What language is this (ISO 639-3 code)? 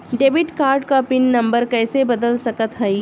bho